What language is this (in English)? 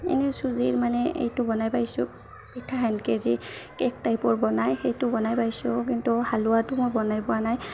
Assamese